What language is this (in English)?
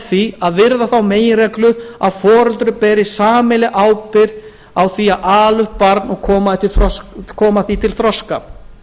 Icelandic